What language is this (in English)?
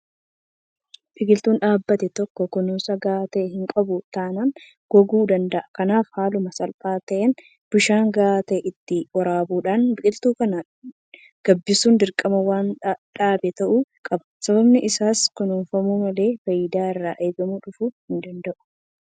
Oromo